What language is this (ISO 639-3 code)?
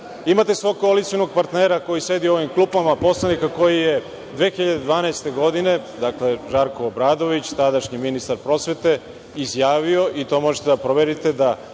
srp